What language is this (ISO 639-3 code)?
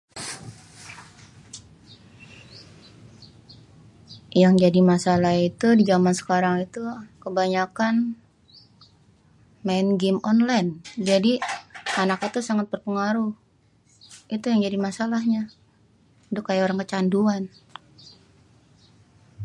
bew